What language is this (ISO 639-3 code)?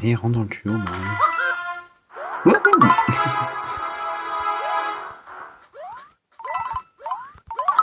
fra